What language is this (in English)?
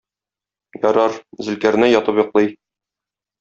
Tatar